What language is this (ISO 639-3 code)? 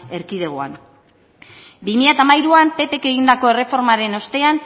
eus